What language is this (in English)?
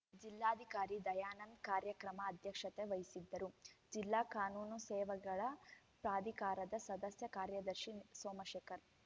Kannada